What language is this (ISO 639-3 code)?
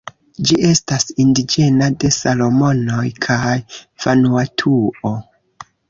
epo